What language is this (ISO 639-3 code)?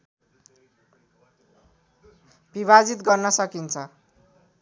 nep